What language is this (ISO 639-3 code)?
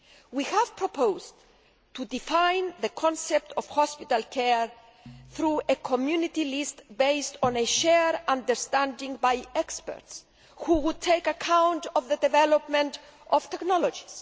eng